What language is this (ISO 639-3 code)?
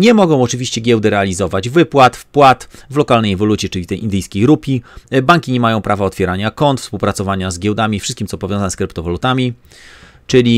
pol